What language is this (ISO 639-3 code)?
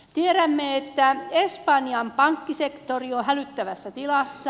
fin